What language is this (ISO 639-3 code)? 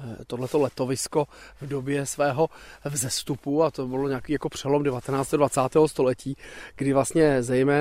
ces